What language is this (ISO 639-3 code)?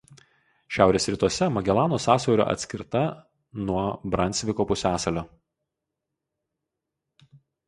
lit